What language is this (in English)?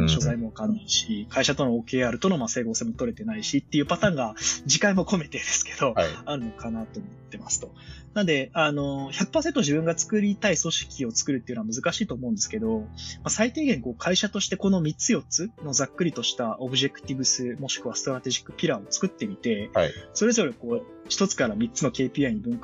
Japanese